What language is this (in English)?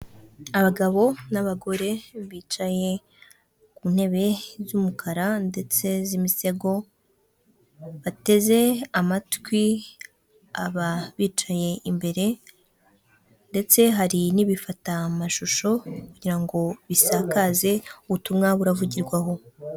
Kinyarwanda